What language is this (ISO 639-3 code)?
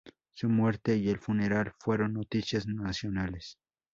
spa